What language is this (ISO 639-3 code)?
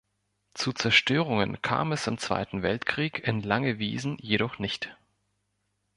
deu